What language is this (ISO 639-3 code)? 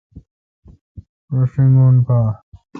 xka